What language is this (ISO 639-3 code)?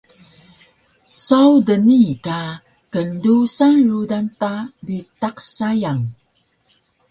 trv